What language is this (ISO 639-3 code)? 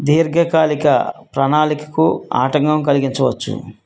tel